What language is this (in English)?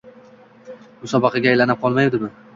Uzbek